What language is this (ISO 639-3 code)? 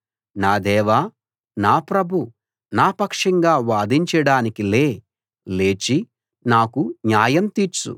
tel